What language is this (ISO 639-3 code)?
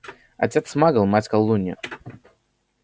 rus